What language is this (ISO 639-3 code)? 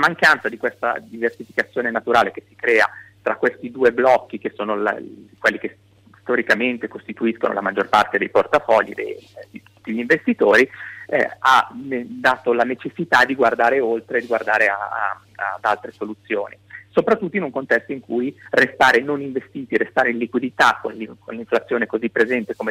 ita